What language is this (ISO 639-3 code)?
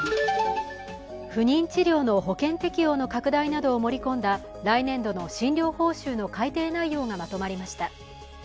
jpn